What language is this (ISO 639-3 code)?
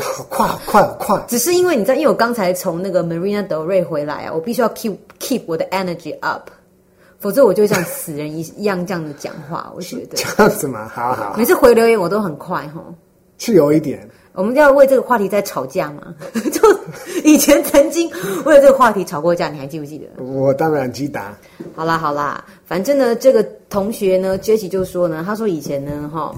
zho